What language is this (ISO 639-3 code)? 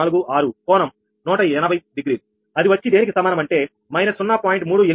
tel